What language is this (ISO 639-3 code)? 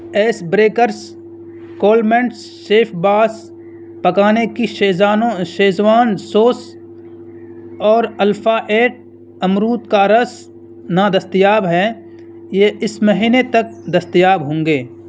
urd